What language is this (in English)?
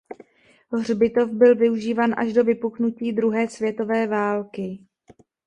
Czech